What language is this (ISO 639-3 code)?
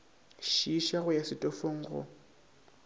nso